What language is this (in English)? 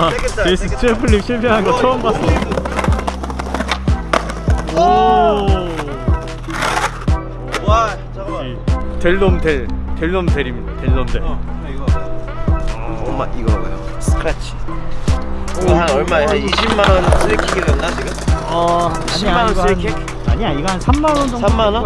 Korean